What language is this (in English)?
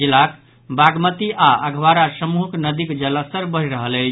Maithili